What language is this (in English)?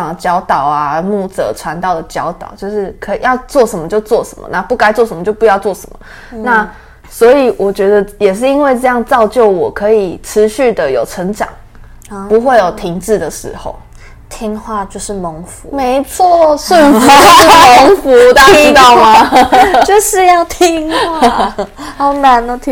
Chinese